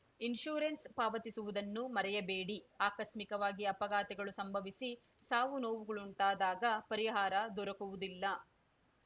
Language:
Kannada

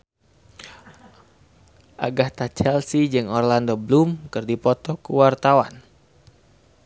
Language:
Sundanese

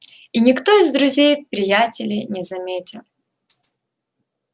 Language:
Russian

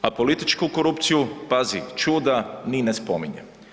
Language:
Croatian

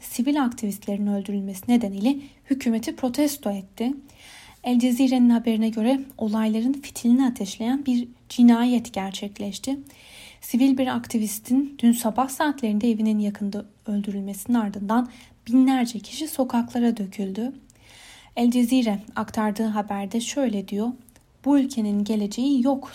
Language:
Turkish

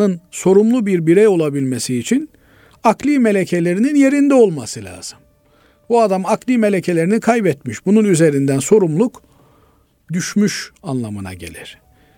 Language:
Turkish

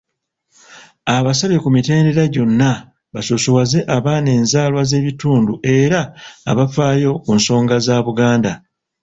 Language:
Ganda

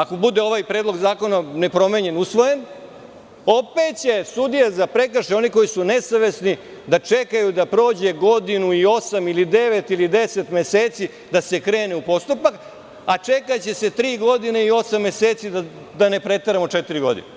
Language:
Serbian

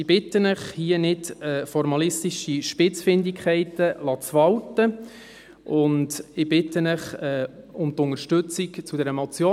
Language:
Swiss German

